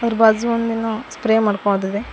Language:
Kannada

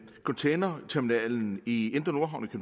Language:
Danish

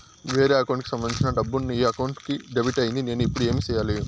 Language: Telugu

